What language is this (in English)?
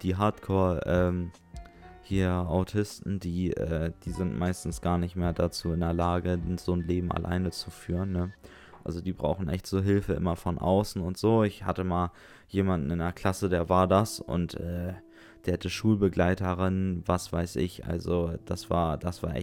German